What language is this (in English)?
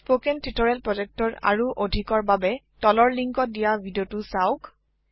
Assamese